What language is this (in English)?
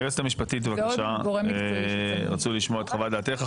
Hebrew